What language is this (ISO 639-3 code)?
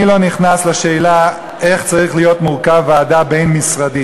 heb